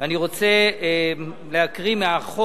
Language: Hebrew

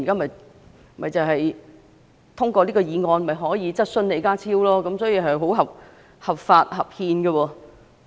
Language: Cantonese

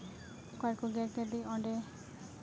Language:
Santali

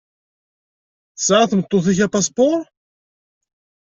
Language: Kabyle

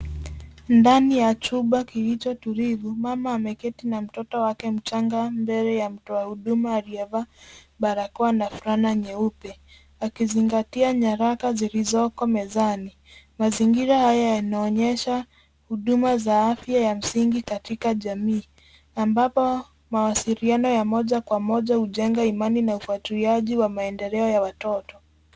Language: Swahili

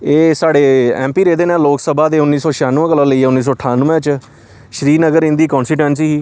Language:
Dogri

